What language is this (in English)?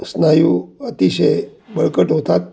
Marathi